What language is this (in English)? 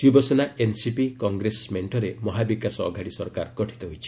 Odia